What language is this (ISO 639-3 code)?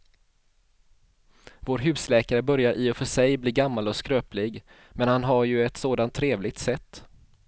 swe